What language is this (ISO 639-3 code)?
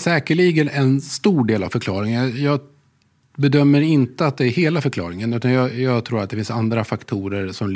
swe